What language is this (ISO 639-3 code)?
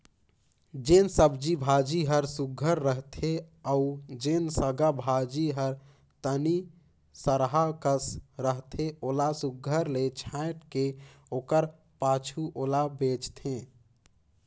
hne